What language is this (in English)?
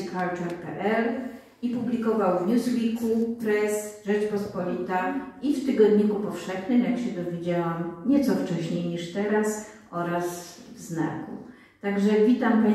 Polish